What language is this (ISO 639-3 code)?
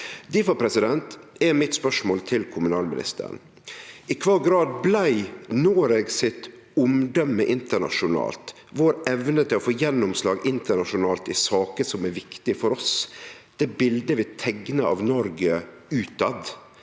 nor